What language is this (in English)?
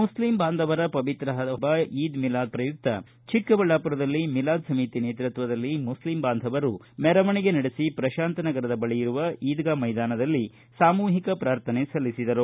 Kannada